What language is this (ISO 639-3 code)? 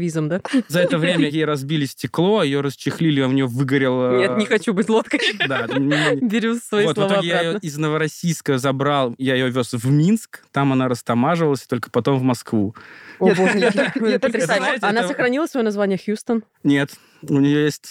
rus